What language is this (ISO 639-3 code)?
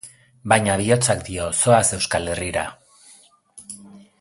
eus